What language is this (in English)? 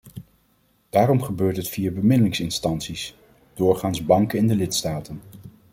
Dutch